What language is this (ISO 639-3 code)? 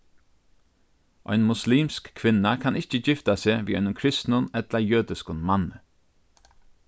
fao